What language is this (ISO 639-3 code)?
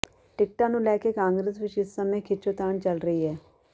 pan